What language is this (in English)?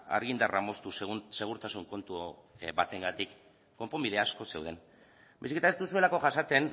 Basque